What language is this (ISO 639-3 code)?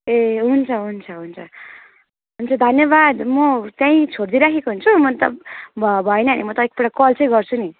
nep